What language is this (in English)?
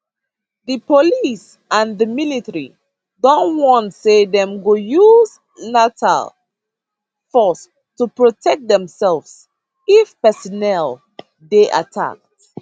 Nigerian Pidgin